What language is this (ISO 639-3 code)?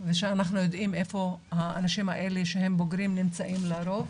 heb